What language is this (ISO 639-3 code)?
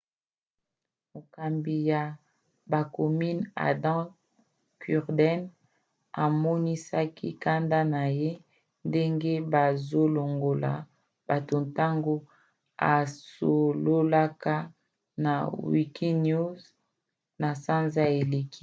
lin